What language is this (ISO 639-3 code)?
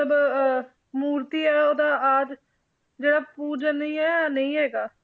pan